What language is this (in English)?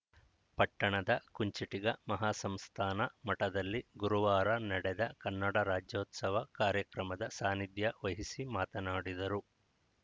Kannada